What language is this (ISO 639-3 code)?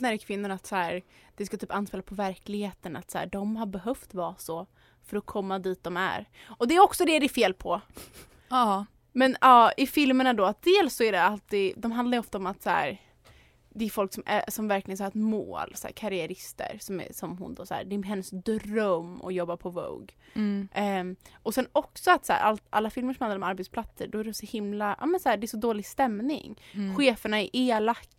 swe